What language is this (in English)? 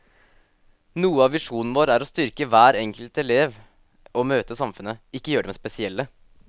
Norwegian